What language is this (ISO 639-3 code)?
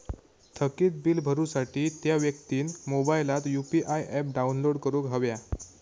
mar